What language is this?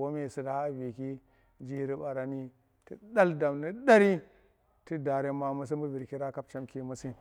Tera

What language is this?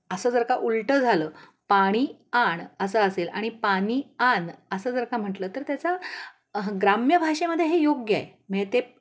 Marathi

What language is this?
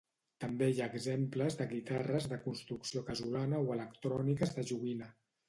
Catalan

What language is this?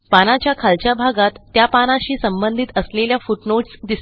Marathi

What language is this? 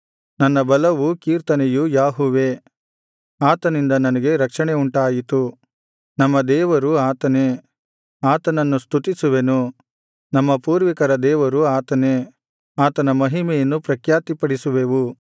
Kannada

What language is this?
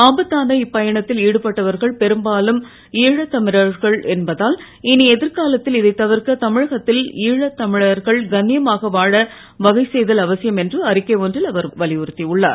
Tamil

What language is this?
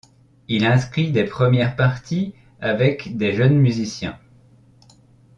French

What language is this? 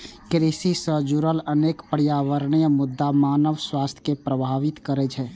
Maithili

